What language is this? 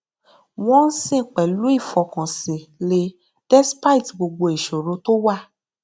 Yoruba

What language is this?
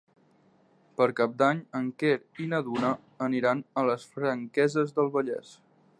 Catalan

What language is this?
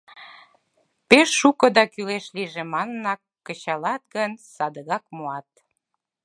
Mari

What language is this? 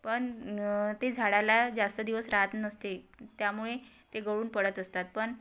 Marathi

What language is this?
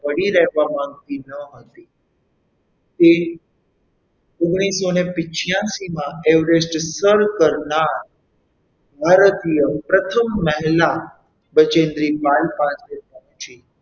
Gujarati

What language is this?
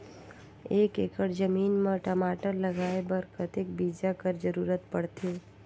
Chhattisgarhi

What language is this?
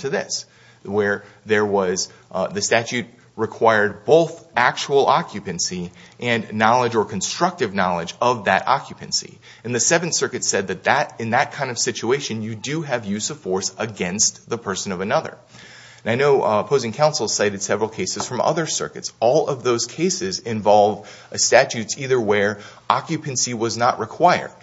English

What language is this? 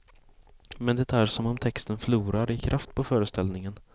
Swedish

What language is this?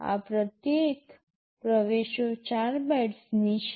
Gujarati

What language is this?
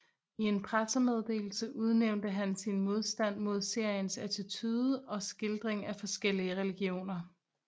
Danish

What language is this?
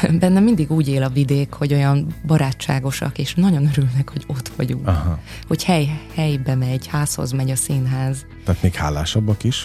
Hungarian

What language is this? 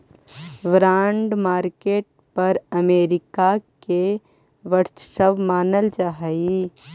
Magahi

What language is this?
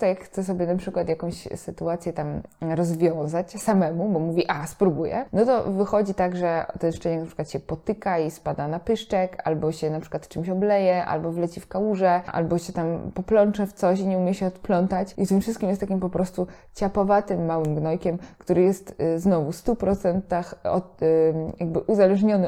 Polish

